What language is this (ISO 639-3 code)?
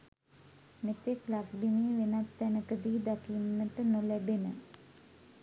sin